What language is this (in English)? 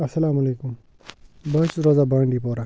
Kashmiri